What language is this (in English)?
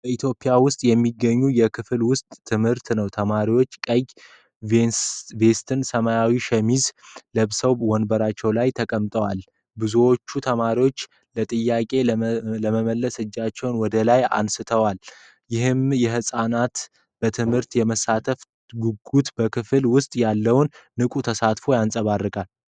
Amharic